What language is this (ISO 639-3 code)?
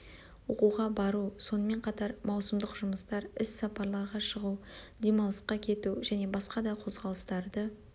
kaz